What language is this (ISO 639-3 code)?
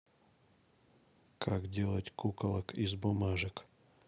rus